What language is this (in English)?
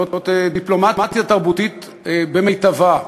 Hebrew